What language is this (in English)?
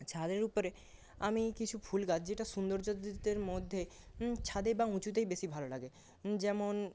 Bangla